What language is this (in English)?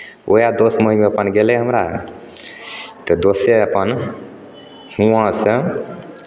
Maithili